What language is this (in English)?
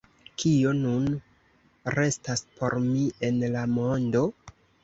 Esperanto